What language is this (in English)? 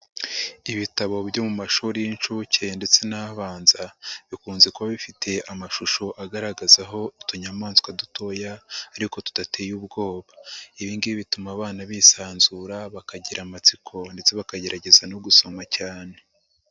Kinyarwanda